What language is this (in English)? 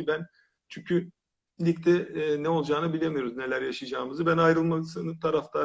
Turkish